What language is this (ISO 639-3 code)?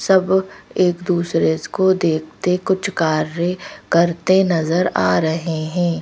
hin